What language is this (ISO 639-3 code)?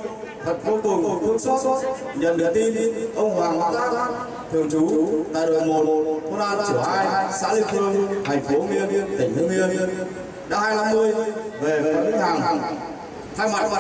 vie